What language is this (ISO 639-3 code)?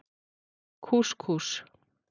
isl